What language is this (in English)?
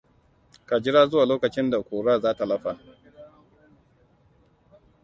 Hausa